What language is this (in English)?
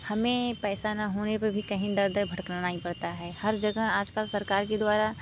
Hindi